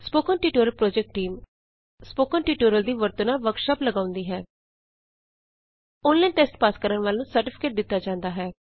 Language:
Punjabi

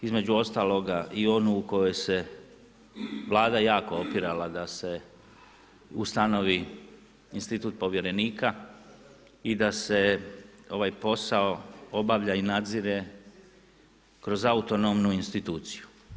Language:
Croatian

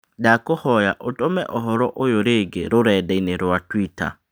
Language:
Kikuyu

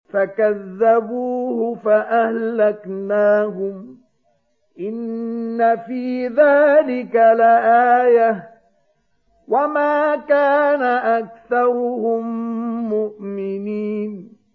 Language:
Arabic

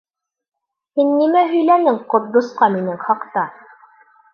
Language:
Bashkir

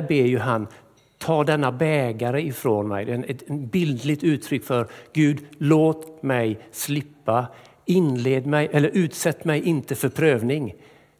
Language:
Swedish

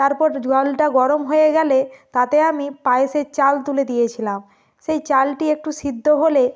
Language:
Bangla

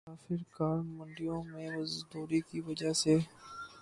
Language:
Urdu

